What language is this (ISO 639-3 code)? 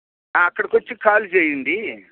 tel